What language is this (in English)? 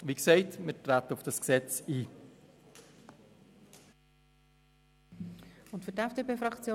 Swiss German